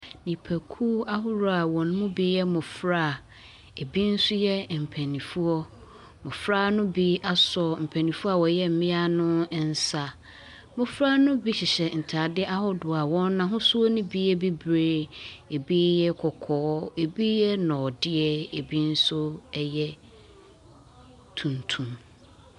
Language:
Akan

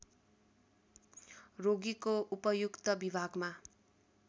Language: Nepali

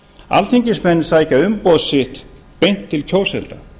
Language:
Icelandic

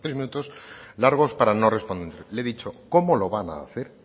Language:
Spanish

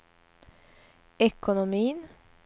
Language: Swedish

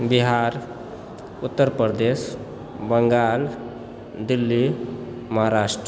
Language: Maithili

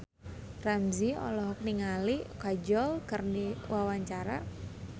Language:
Sundanese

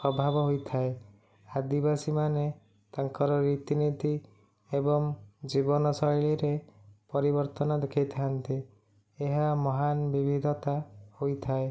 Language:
Odia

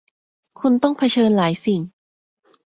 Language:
Thai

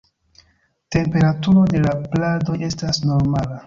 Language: Esperanto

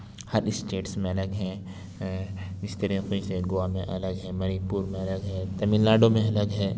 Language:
Urdu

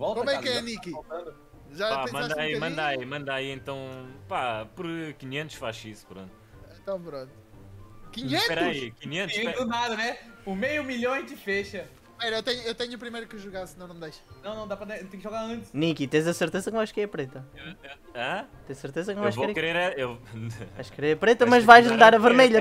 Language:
Portuguese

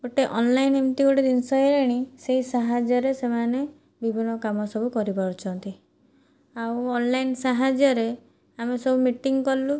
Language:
Odia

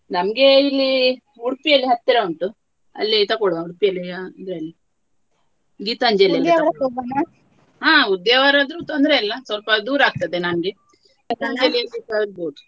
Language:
Kannada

